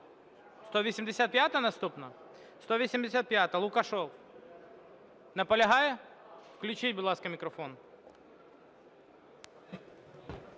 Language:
Ukrainian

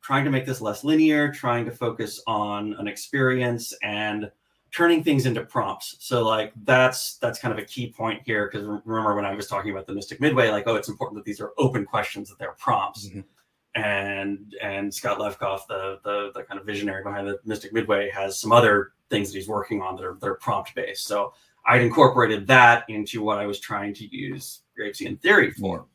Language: English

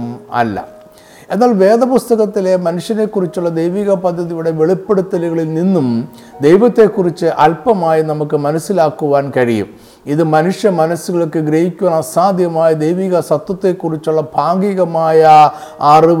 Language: Malayalam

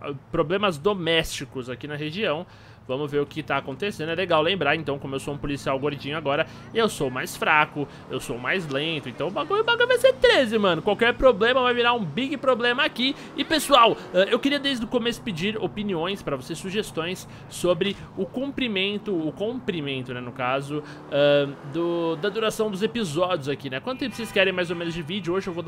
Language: Portuguese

